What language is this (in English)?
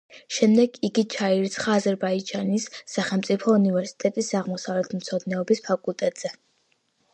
Georgian